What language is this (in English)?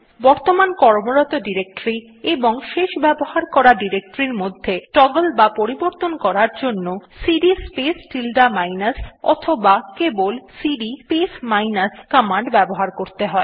Bangla